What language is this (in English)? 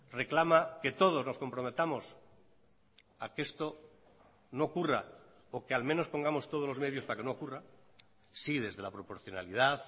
Spanish